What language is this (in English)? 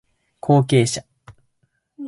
Japanese